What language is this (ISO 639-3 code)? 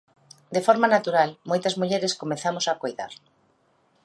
glg